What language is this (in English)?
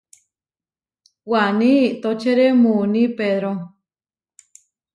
Huarijio